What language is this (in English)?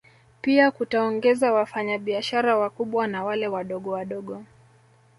Swahili